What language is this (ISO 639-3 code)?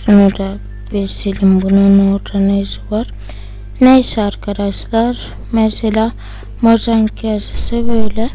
tur